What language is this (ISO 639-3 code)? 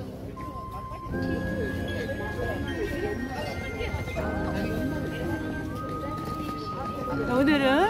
kor